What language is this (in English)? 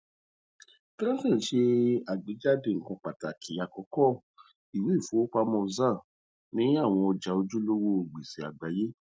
Yoruba